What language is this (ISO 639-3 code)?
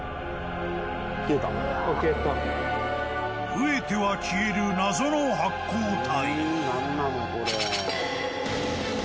jpn